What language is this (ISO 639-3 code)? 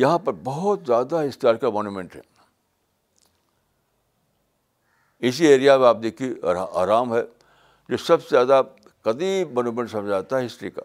urd